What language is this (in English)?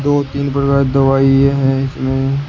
Hindi